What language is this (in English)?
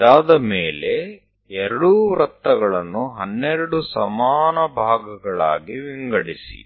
Gujarati